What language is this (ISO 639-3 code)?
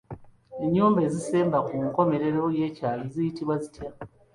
lug